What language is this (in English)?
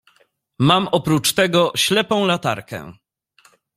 Polish